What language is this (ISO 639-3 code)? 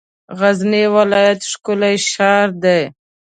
pus